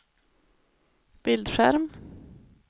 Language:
Swedish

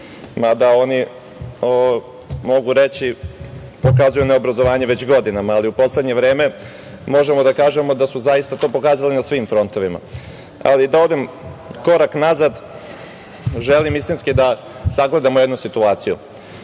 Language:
Serbian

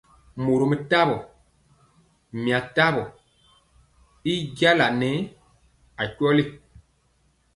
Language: Mpiemo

